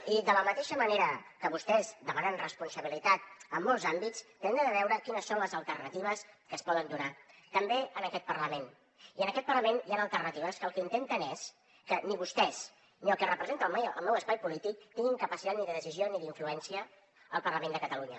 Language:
Catalan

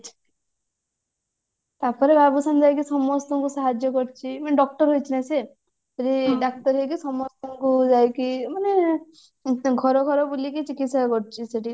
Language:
Odia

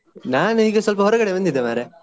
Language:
Kannada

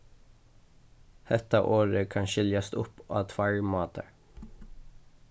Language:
Faroese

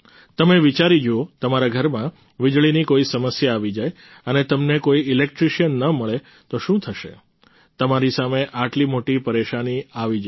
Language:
Gujarati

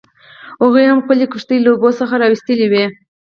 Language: Pashto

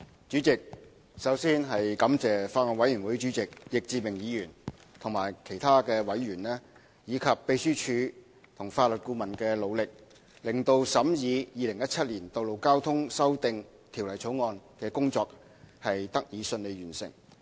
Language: Cantonese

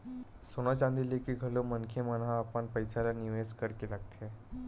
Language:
Chhattisgarhi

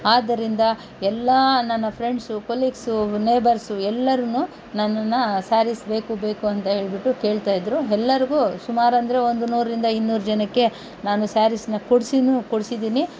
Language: Kannada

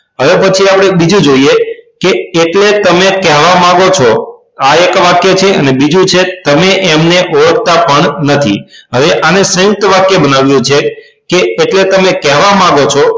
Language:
Gujarati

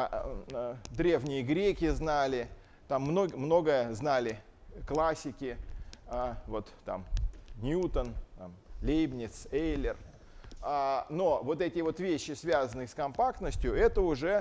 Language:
Russian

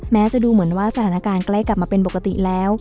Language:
Thai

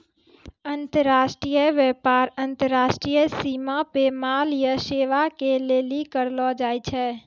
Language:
Maithili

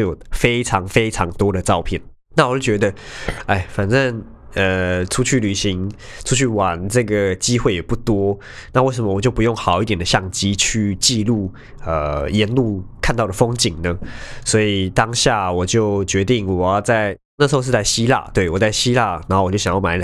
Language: Chinese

